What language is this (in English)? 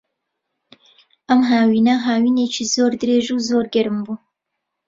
Central Kurdish